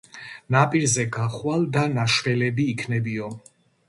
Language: Georgian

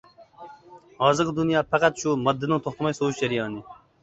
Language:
Uyghur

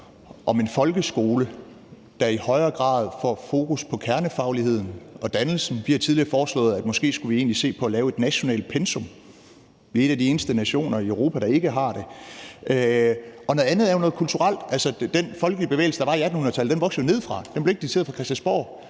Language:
Danish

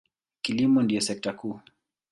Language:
Swahili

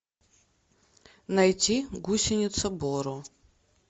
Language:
Russian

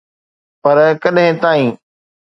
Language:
Sindhi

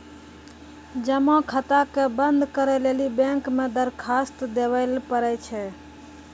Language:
Maithili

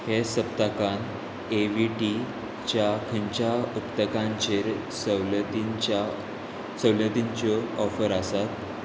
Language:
Konkani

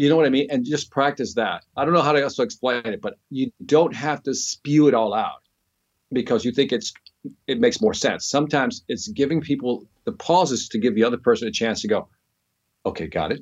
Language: English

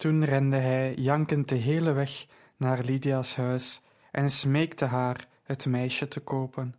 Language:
Dutch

